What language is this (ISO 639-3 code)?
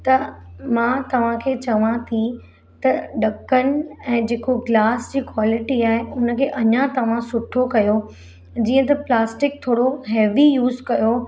snd